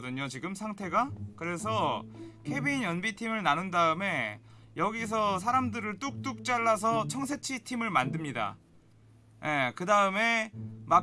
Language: Korean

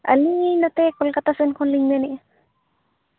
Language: Santali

